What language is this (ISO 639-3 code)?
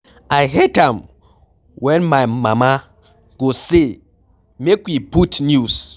pcm